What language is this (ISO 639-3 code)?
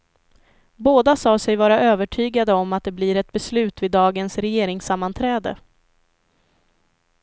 swe